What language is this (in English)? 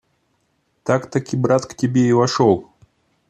Russian